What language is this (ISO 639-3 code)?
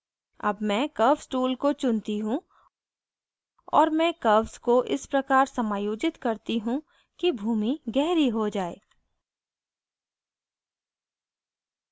hin